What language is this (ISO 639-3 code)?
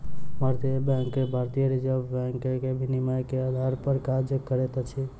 mai